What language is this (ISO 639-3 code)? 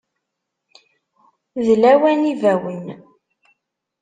kab